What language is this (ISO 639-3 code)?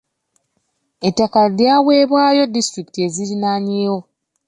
lug